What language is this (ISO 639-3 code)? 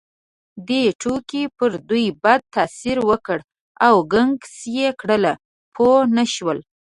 pus